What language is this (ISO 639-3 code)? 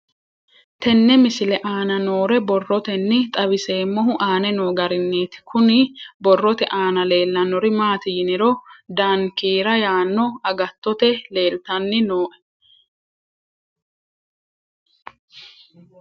sid